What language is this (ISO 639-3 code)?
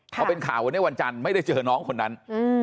tha